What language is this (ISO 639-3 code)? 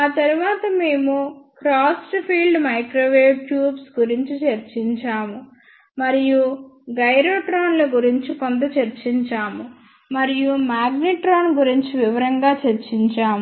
tel